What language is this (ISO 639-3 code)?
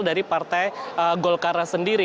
ind